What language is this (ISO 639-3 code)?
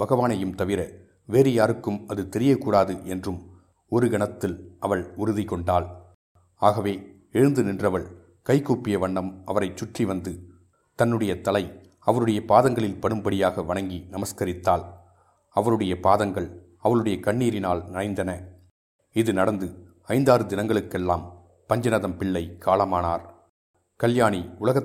tam